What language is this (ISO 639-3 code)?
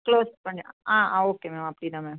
tam